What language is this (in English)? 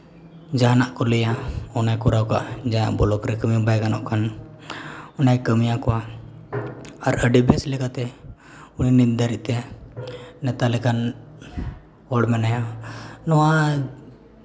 Santali